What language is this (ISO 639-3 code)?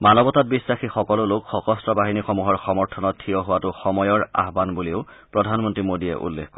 asm